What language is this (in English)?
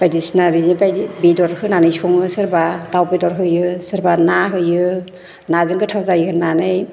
Bodo